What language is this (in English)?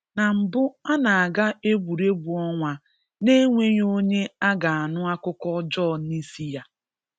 Igbo